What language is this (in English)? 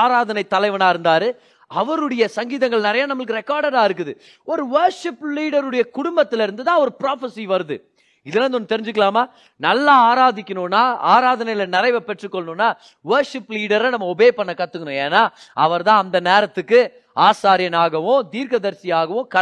Tamil